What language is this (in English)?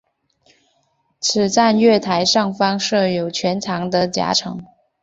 Chinese